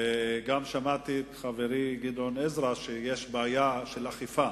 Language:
Hebrew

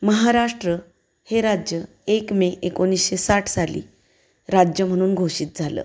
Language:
Marathi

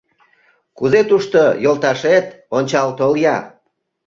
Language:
Mari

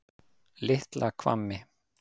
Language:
Icelandic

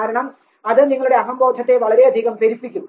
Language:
Malayalam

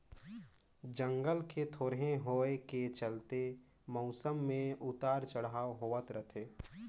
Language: Chhattisgarhi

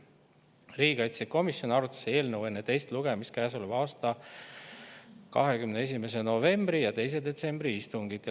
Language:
Estonian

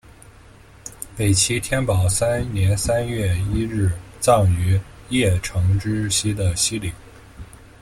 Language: Chinese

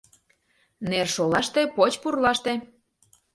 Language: Mari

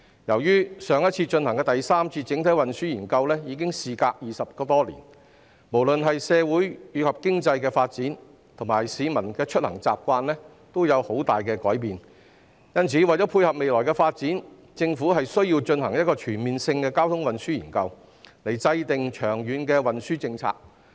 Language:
Cantonese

